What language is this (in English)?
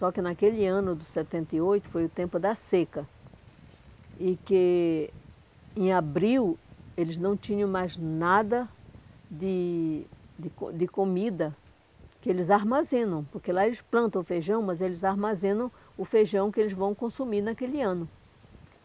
Portuguese